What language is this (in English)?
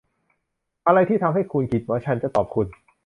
Thai